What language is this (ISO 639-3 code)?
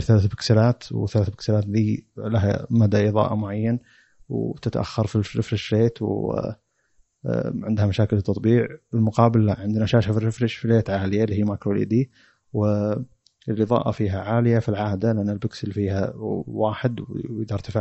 ara